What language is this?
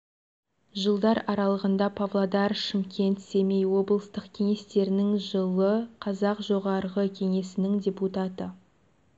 Kazakh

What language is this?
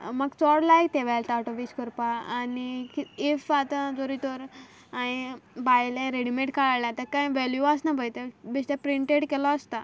Konkani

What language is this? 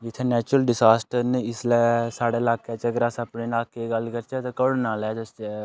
Dogri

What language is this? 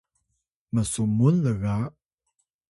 Atayal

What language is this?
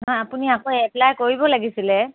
Assamese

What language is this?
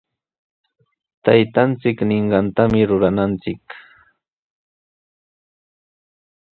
Sihuas Ancash Quechua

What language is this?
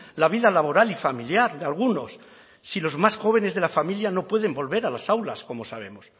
Spanish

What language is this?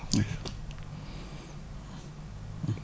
Wolof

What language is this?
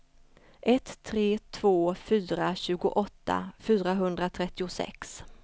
Swedish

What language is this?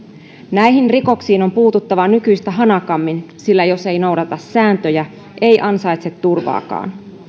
Finnish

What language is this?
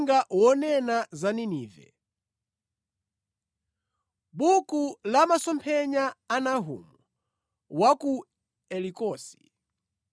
Nyanja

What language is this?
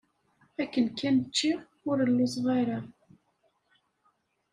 Kabyle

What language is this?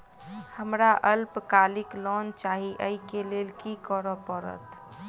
Maithili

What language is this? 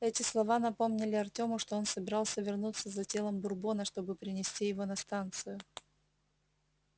Russian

